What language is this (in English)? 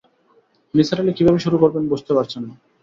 Bangla